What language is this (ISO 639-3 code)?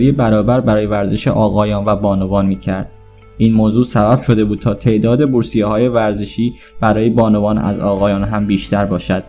fas